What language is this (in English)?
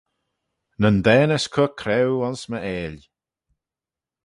Manx